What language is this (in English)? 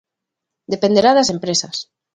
Galician